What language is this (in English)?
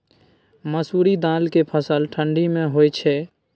Maithili